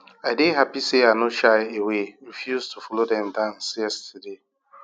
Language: Nigerian Pidgin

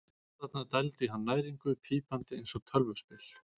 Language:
Icelandic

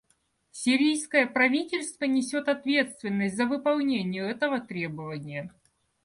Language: Russian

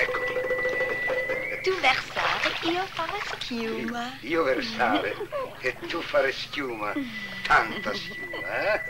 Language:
Italian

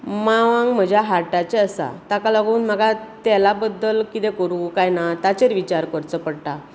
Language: Konkani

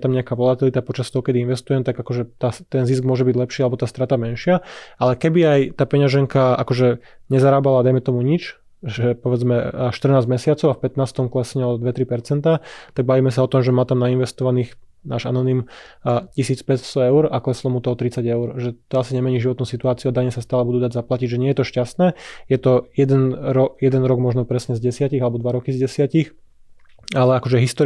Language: Slovak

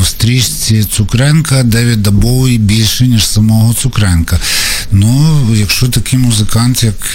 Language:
Ukrainian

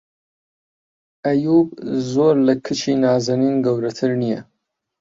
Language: Central Kurdish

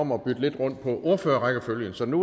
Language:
Danish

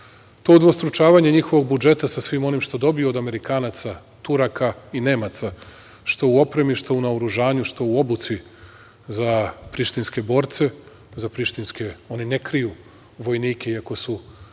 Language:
Serbian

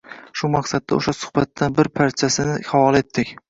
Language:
Uzbek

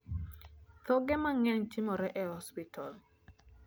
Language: Luo (Kenya and Tanzania)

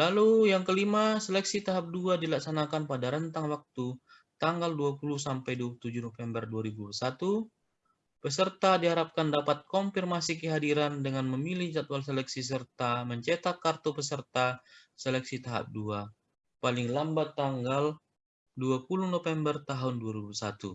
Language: Indonesian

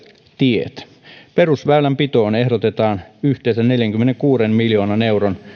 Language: Finnish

